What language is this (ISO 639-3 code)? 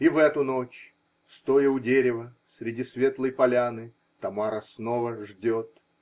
rus